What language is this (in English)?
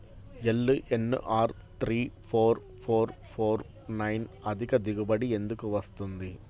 Telugu